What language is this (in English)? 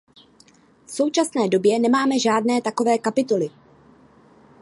Czech